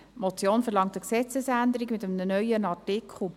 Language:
Swiss German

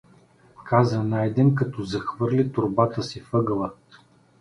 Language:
Bulgarian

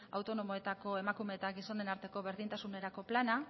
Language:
Basque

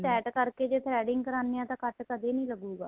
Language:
Punjabi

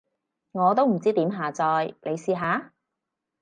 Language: Cantonese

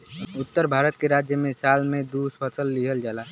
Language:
Bhojpuri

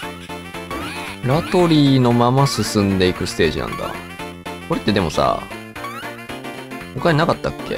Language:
Japanese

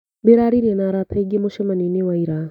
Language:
Kikuyu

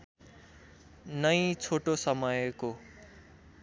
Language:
Nepali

